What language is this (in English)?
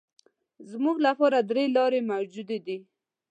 Pashto